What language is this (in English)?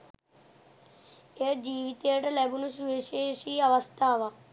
Sinhala